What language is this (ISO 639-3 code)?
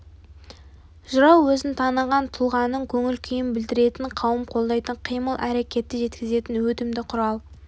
kaz